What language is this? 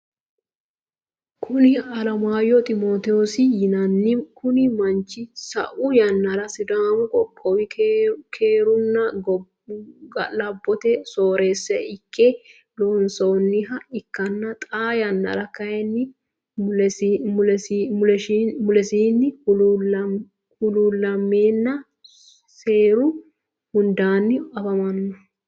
Sidamo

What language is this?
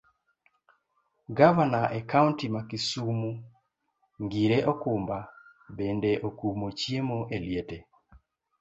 Luo (Kenya and Tanzania)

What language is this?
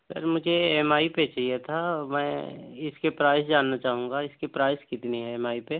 Urdu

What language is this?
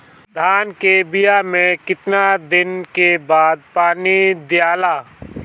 Bhojpuri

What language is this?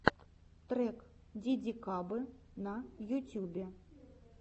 Russian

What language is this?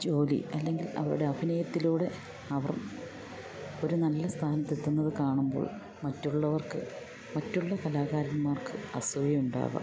Malayalam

